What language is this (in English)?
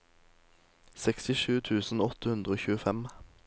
Norwegian